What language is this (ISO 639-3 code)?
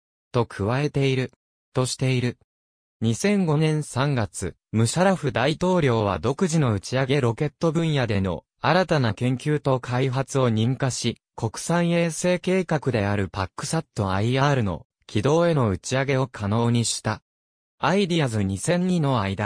jpn